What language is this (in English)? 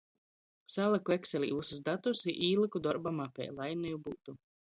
Latgalian